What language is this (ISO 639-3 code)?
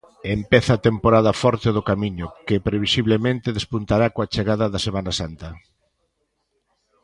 glg